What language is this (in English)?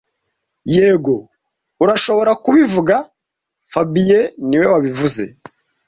Kinyarwanda